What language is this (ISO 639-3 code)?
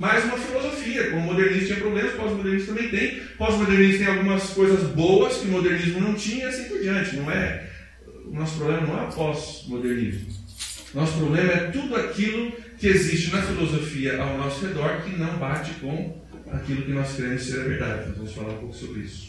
por